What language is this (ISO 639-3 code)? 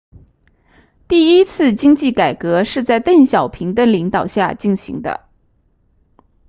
zho